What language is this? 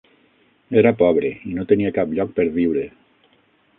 Catalan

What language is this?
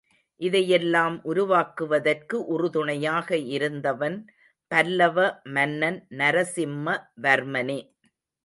Tamil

